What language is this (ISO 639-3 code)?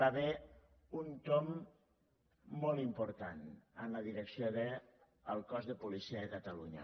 cat